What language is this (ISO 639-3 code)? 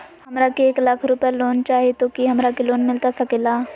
mag